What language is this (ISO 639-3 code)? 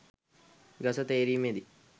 sin